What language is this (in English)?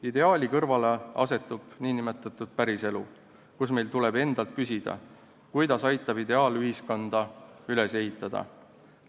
Estonian